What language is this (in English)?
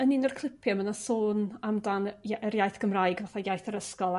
Welsh